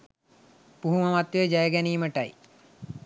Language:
Sinhala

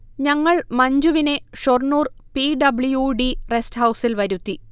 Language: Malayalam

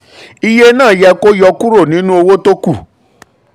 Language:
Yoruba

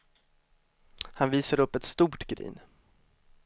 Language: Swedish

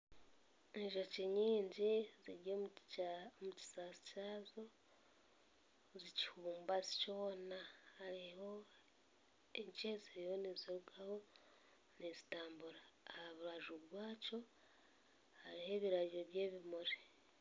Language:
Nyankole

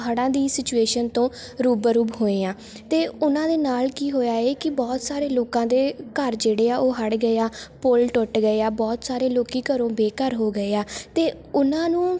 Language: Punjabi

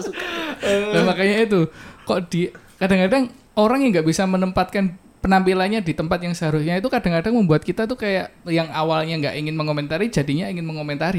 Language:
Indonesian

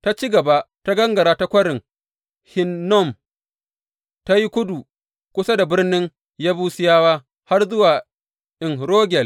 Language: Hausa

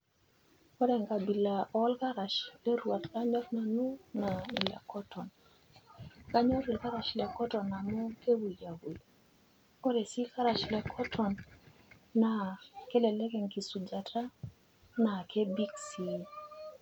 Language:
Masai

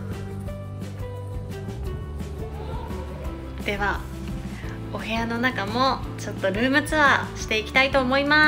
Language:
Japanese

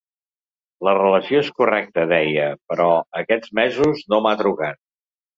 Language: Catalan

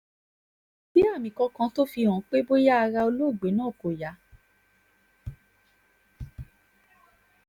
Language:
Yoruba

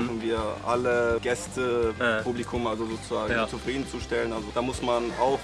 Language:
German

